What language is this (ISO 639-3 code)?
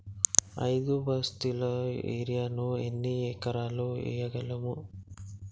tel